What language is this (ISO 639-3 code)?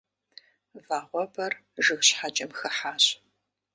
kbd